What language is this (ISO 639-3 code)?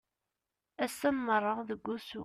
kab